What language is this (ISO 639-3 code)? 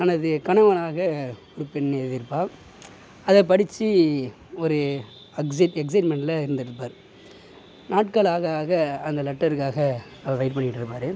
tam